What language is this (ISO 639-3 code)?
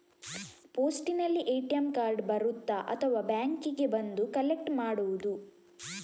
kan